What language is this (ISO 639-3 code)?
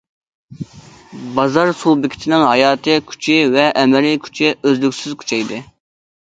uig